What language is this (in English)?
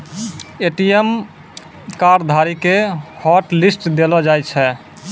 Maithili